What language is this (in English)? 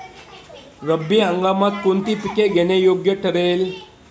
Marathi